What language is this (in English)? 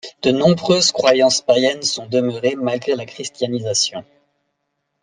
French